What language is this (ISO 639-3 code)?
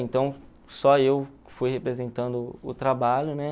por